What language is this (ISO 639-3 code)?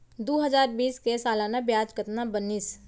hne